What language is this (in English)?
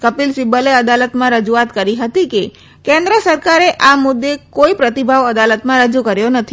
Gujarati